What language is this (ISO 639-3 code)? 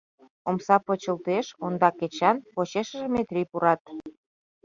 chm